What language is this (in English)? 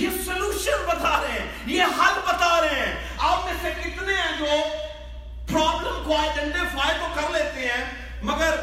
Urdu